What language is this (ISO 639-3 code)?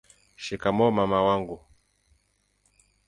swa